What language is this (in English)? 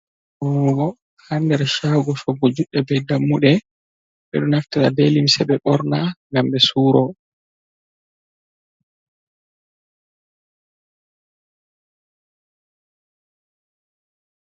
Fula